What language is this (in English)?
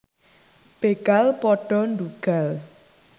Javanese